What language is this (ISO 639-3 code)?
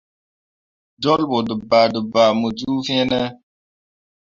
mua